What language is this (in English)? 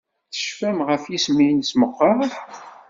Kabyle